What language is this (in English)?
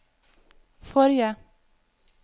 Norwegian